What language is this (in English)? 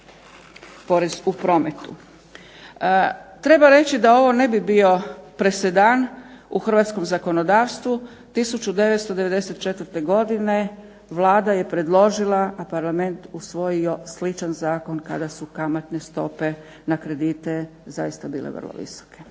Croatian